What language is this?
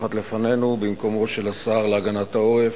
Hebrew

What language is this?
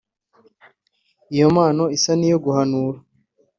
Kinyarwanda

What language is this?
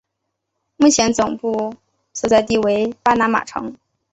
Chinese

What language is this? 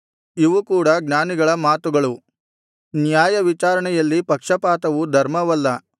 Kannada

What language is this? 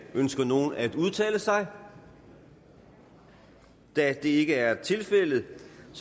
Danish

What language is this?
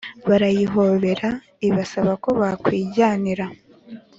Kinyarwanda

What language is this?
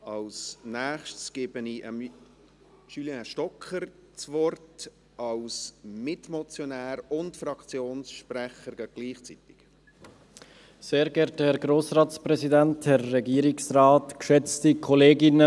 Swiss German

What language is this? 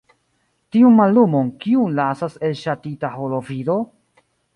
Esperanto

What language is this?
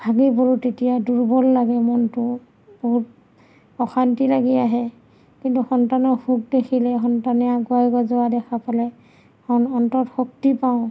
Assamese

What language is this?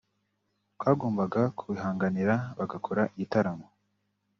Kinyarwanda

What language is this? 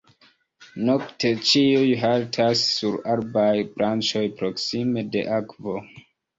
Esperanto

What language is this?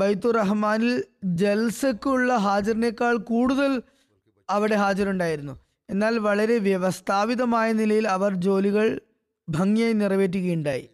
Malayalam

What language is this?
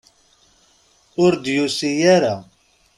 Kabyle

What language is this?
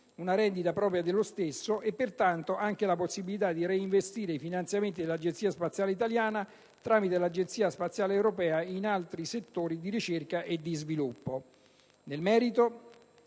Italian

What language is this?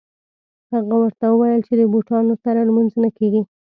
Pashto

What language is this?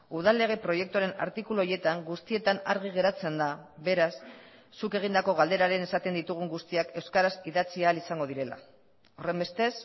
Basque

